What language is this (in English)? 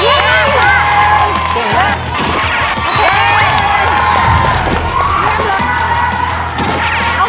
Thai